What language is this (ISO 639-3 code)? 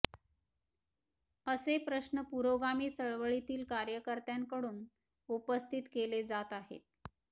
mar